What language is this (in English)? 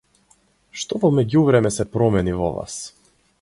Macedonian